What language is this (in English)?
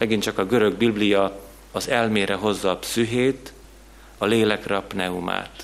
Hungarian